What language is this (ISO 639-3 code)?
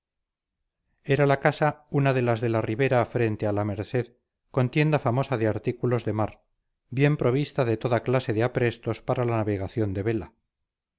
spa